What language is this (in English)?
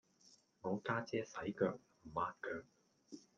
Cantonese